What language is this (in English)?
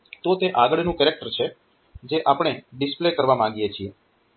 Gujarati